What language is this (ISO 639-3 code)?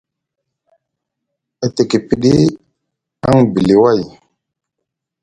mug